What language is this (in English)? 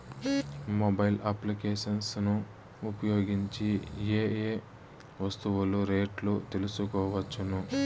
Telugu